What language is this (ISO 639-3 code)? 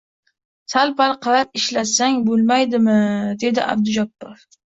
uzb